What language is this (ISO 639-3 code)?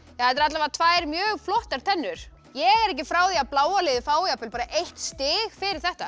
isl